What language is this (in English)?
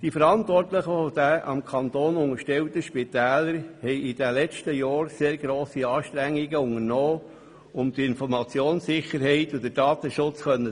Swiss German